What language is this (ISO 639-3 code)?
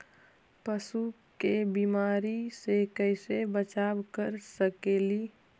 mag